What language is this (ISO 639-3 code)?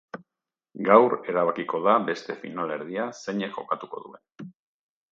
eus